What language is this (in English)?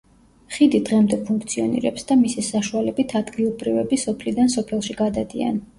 Georgian